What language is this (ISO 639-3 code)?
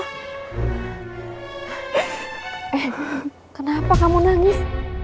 ind